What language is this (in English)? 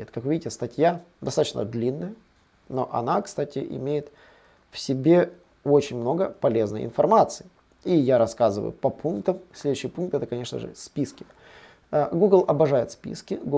Russian